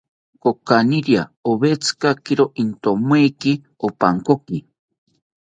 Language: South Ucayali Ashéninka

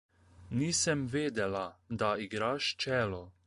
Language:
Slovenian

